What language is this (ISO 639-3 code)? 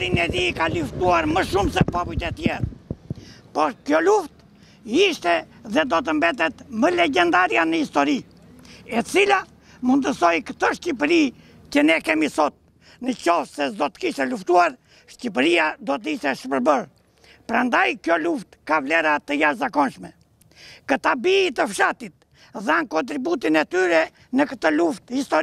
ron